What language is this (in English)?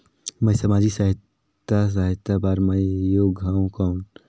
Chhattisgarhi